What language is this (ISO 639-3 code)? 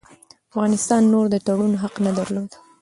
pus